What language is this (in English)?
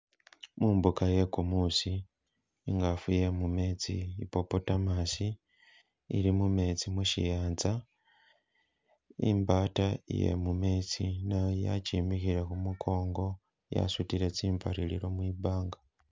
Masaaba